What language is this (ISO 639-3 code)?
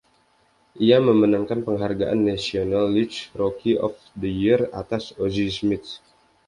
ind